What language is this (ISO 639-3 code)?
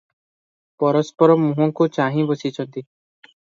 ori